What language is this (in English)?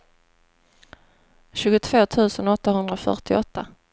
Swedish